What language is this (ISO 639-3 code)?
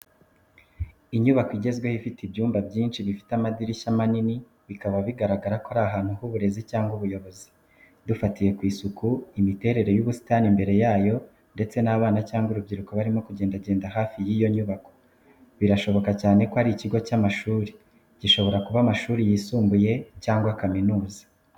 kin